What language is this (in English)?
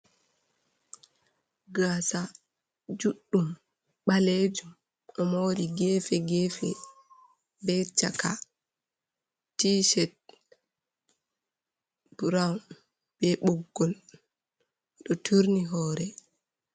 Fula